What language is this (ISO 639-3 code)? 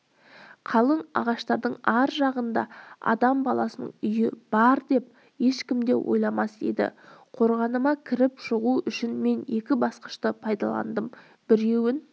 kaz